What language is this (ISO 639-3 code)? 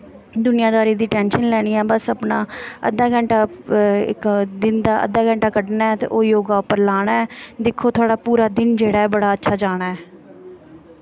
doi